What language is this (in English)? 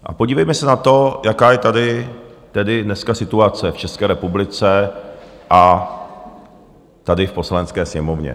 Czech